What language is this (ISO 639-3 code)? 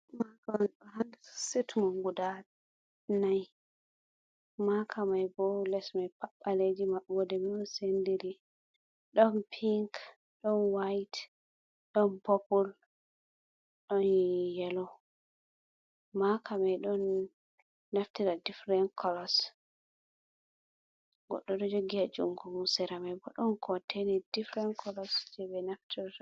ful